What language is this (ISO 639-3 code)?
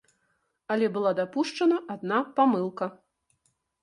bel